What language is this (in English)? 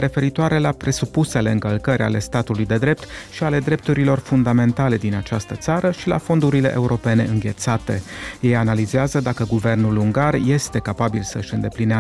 Romanian